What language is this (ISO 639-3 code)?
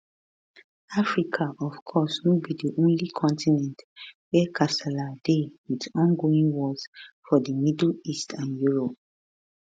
pcm